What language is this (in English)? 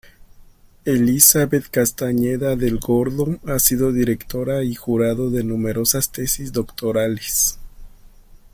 Spanish